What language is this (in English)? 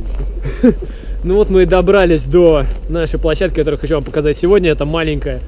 Russian